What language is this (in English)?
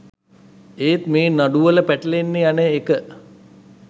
Sinhala